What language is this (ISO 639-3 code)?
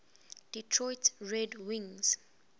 eng